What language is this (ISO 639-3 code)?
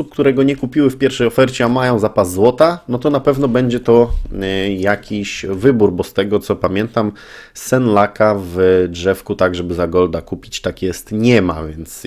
pol